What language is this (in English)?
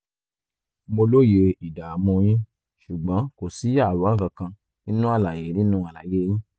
Yoruba